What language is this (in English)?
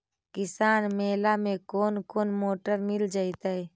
Magahi